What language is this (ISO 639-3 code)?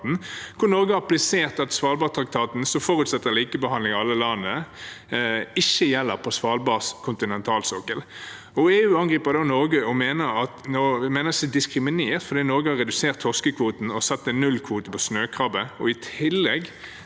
nor